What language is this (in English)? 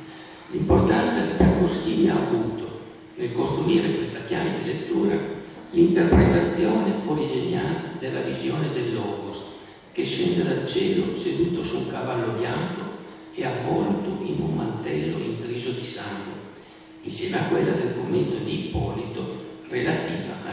Italian